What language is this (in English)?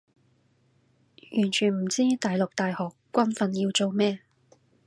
Cantonese